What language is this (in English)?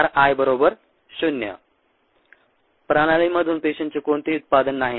Marathi